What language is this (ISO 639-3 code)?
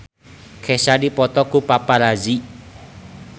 sun